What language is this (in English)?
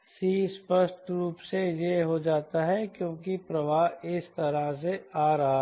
Hindi